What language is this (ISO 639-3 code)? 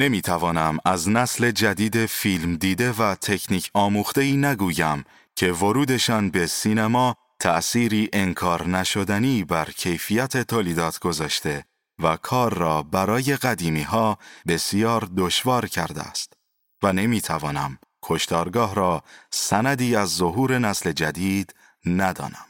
fas